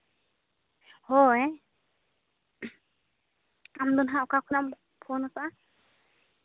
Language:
Santali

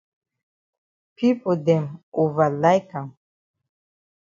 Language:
Cameroon Pidgin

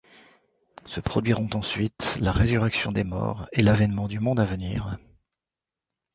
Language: French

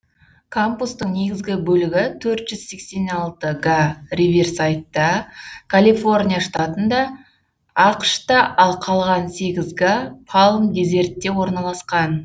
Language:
Kazakh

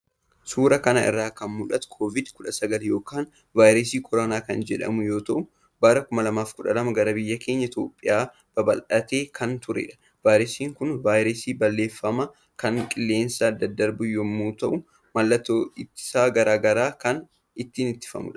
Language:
Oromo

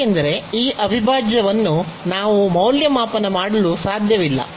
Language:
Kannada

